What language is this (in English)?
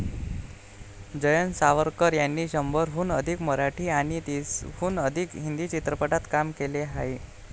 Marathi